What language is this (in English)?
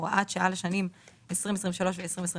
Hebrew